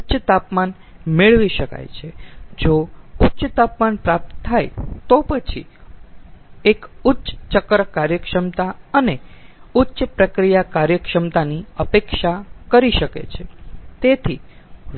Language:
Gujarati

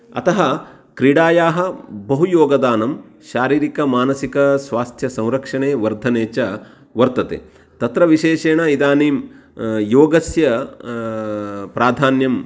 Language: Sanskrit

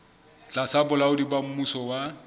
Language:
Southern Sotho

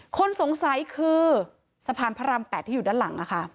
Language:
Thai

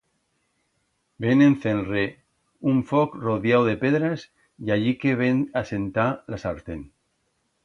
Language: Aragonese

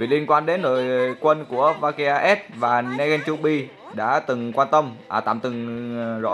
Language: Vietnamese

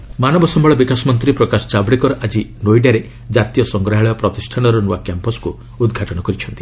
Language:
Odia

